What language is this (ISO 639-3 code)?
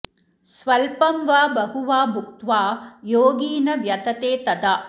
san